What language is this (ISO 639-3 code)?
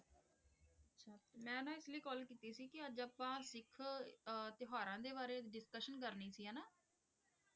pan